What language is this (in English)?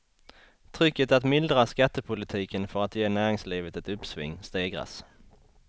Swedish